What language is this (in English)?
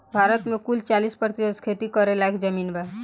Bhojpuri